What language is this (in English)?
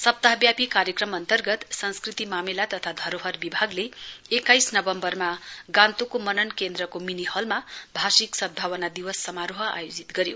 Nepali